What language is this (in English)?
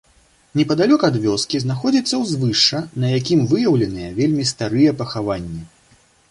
Belarusian